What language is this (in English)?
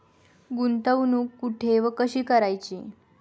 Marathi